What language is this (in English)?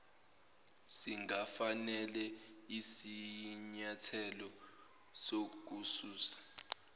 Zulu